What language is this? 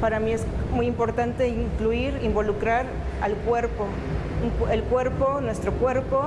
Spanish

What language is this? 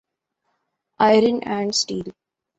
Urdu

